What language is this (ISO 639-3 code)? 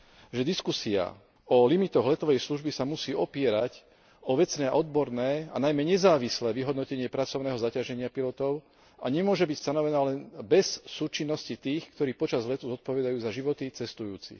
slk